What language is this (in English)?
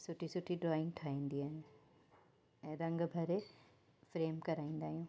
Sindhi